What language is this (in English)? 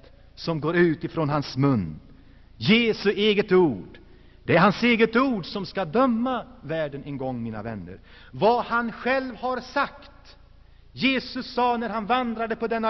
Swedish